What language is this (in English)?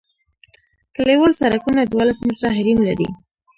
Pashto